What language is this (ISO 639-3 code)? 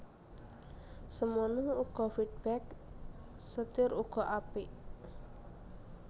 jav